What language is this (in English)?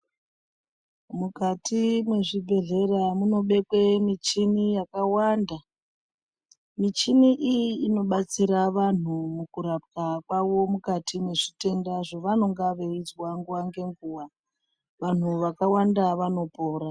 Ndau